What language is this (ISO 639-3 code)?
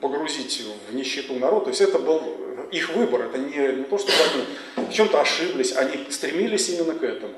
rus